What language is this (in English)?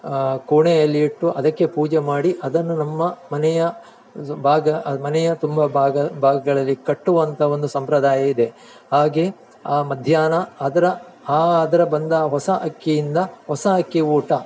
Kannada